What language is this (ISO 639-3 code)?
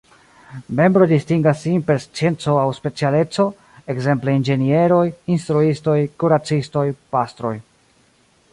epo